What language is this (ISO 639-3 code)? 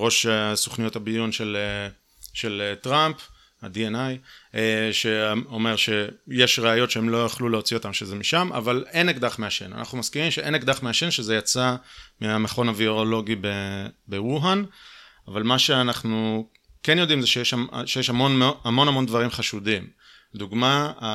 heb